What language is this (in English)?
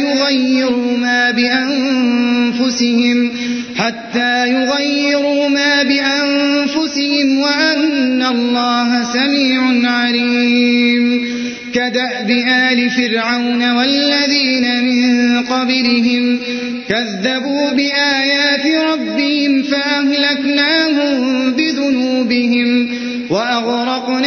Arabic